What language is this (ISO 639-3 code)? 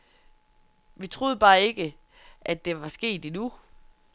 dan